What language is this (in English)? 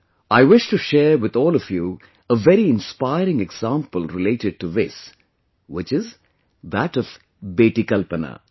English